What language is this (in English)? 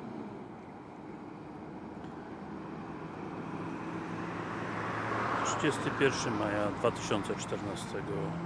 Polish